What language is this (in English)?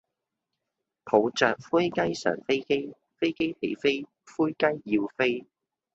Cantonese